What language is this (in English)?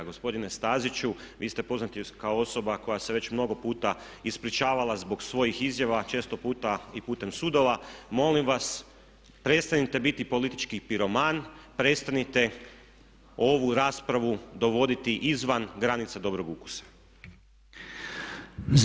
Croatian